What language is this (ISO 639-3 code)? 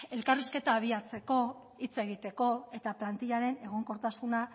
eus